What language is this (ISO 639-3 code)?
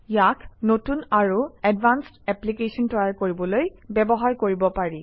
asm